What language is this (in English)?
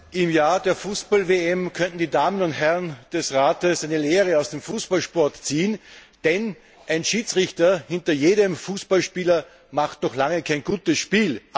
German